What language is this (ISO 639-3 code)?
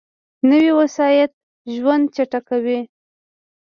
pus